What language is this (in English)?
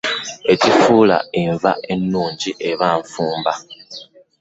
Ganda